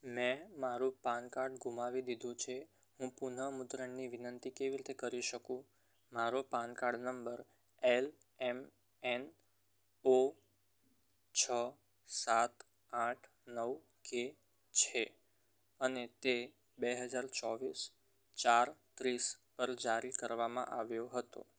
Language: Gujarati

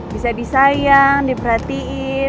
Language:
Indonesian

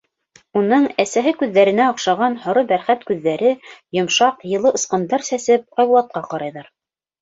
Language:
Bashkir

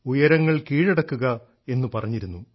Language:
Malayalam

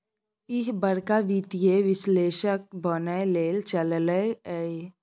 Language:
Maithili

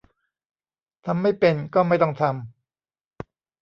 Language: Thai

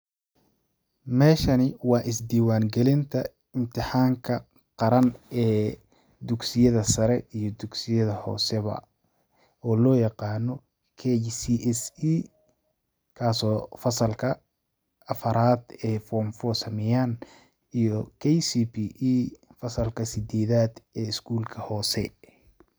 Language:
Somali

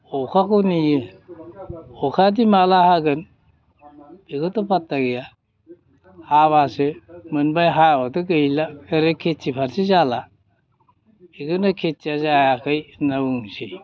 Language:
Bodo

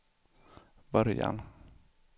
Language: Swedish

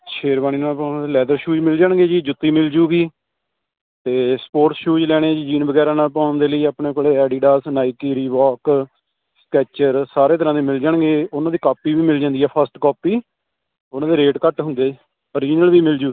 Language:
Punjabi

